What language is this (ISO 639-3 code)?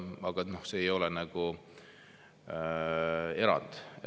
est